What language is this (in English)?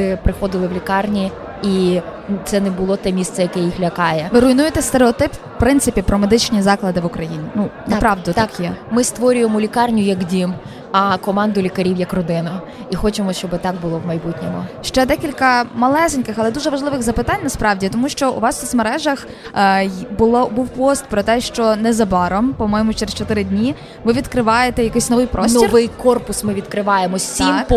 Ukrainian